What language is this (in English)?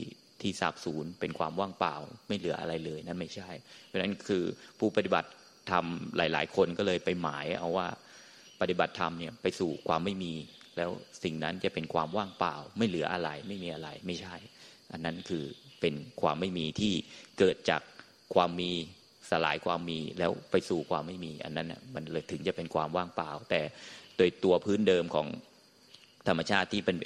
Thai